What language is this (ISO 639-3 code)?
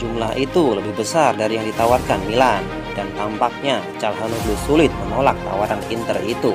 ind